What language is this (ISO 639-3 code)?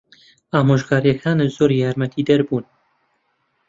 ckb